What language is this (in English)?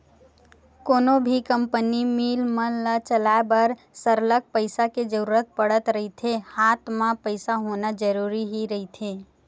Chhattisgarhi